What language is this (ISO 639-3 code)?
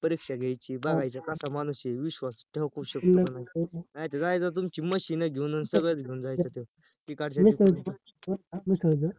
mar